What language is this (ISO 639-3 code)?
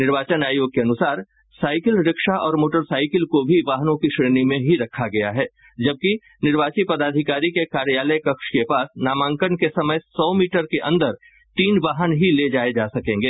hin